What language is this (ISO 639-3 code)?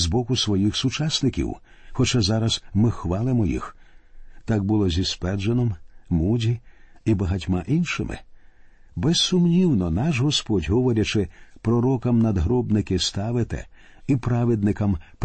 ukr